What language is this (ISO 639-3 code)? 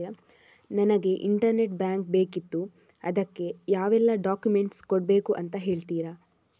kan